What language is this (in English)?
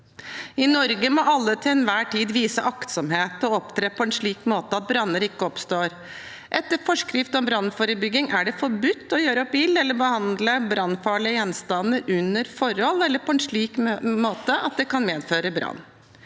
Norwegian